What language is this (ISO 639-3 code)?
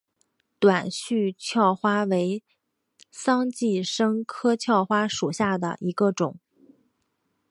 zho